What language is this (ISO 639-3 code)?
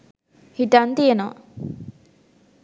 sin